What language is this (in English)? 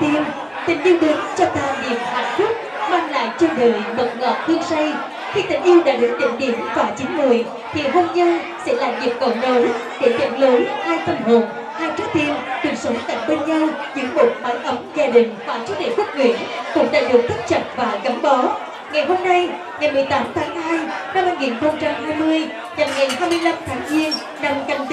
Vietnamese